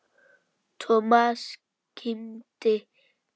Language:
Icelandic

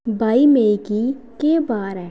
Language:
Dogri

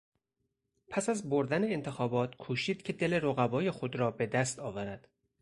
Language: Persian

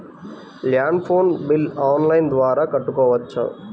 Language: Telugu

